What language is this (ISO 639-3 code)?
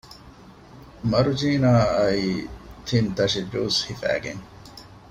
div